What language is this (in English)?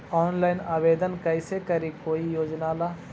Magahi